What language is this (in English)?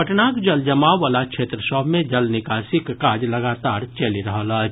Maithili